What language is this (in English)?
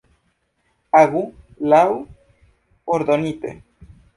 Esperanto